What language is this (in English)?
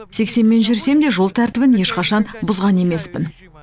Kazakh